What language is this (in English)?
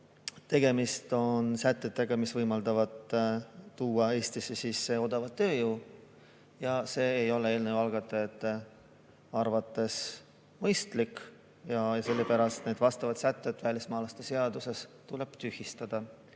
Estonian